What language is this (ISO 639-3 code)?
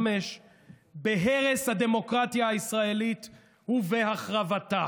heb